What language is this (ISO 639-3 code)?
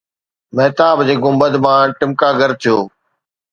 snd